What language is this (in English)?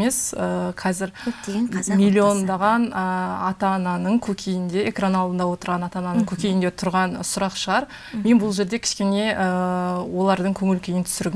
Turkish